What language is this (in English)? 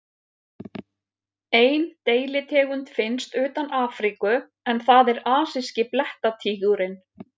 Icelandic